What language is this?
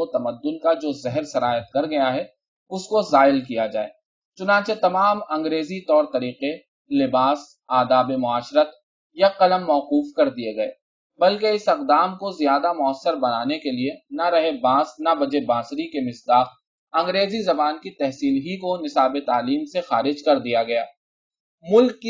Urdu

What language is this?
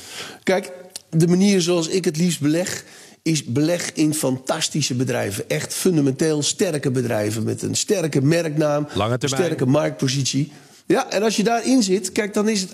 Dutch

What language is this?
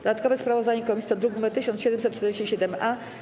Polish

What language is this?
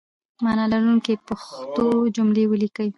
Pashto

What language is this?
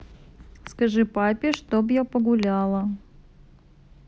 Russian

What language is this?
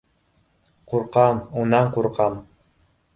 Bashkir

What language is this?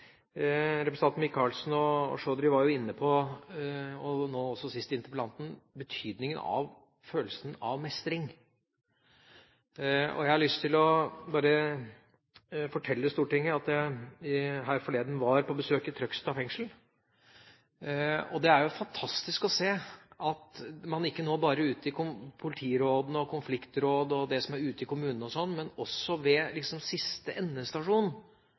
Norwegian Bokmål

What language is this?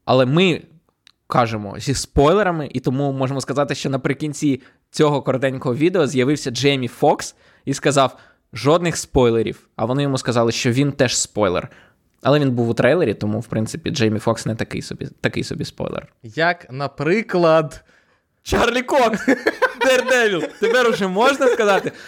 Ukrainian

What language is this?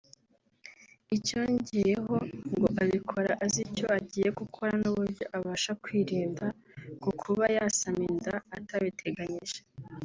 Kinyarwanda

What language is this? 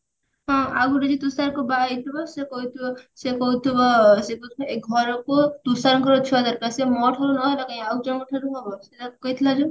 Odia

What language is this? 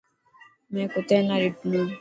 Dhatki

